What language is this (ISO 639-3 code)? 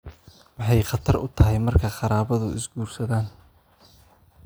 som